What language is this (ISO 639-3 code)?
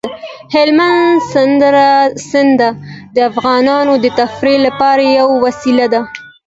pus